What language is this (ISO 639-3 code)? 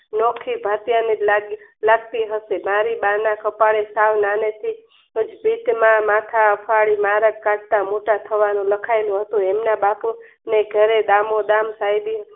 guj